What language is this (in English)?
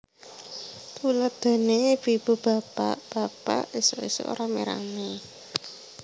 Javanese